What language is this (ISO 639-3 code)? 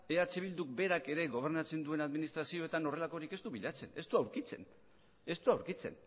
eus